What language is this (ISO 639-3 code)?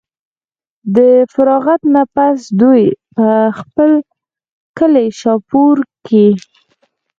pus